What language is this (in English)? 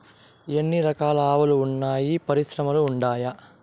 Telugu